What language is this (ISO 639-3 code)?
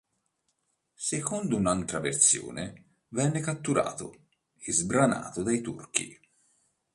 ita